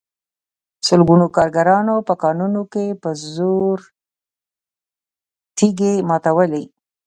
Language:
Pashto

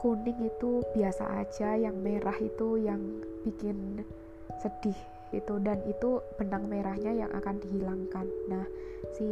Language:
Indonesian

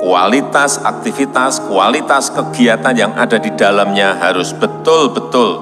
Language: Indonesian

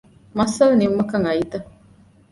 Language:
Divehi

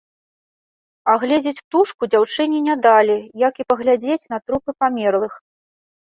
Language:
Belarusian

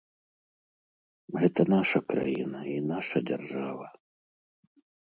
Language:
Belarusian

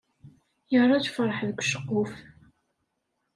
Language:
Kabyle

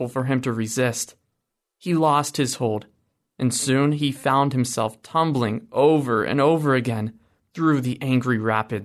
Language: English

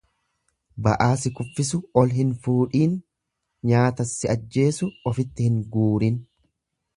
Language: Oromo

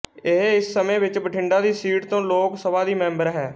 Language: Punjabi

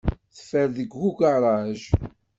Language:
Kabyle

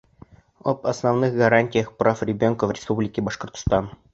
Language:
Bashkir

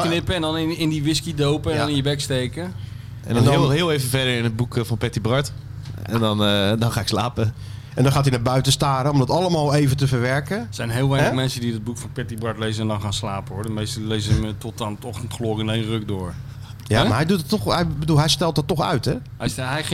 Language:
Dutch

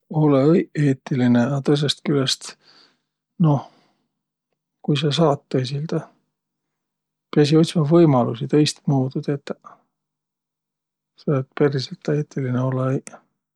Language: Võro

